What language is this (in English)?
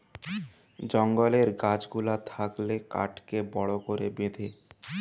Bangla